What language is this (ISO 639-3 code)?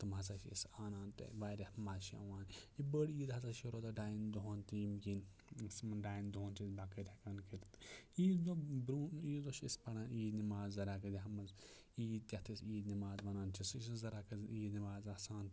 kas